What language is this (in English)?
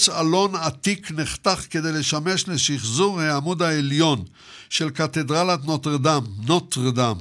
Hebrew